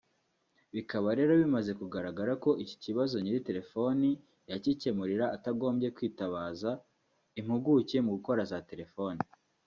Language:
Kinyarwanda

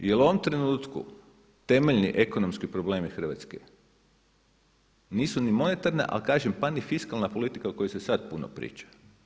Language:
Croatian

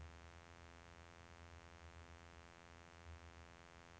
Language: Norwegian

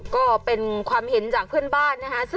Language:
Thai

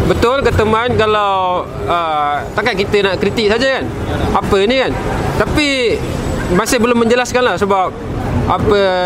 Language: Malay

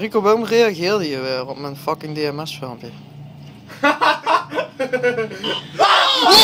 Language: Dutch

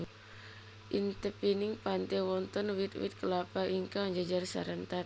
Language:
Javanese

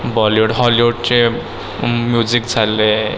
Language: Marathi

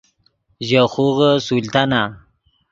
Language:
Yidgha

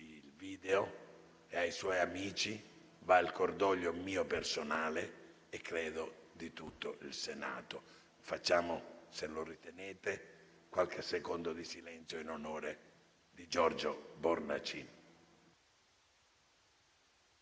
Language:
Italian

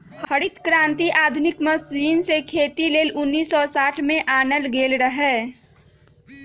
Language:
Magahi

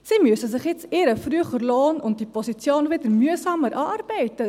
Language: Swiss German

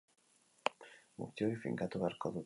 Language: Basque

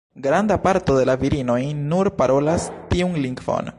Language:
Esperanto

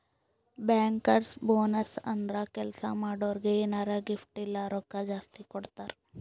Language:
Kannada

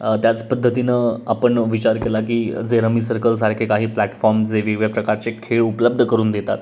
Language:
Marathi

